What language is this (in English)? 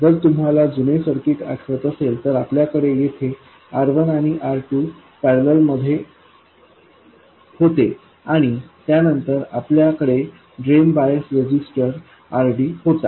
Marathi